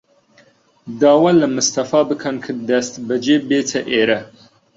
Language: Central Kurdish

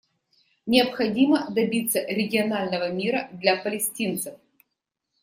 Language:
Russian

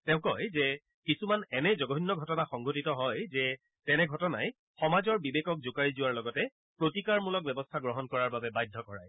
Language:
Assamese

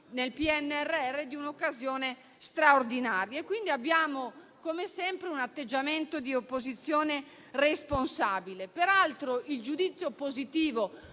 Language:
Italian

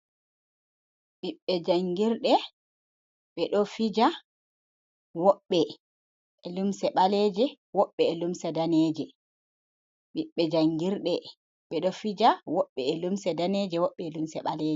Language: Fula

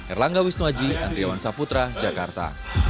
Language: Indonesian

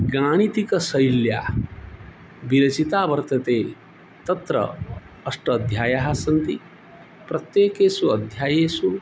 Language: Sanskrit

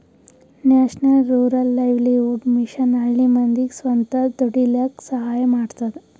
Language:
Kannada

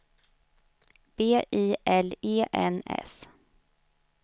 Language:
Swedish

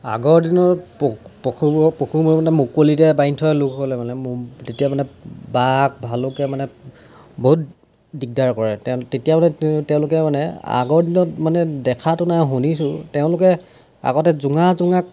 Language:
Assamese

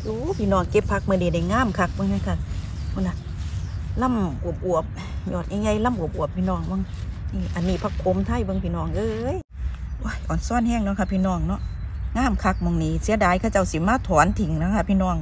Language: Thai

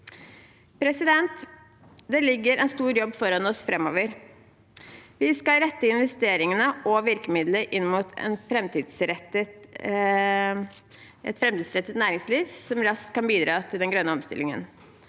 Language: Norwegian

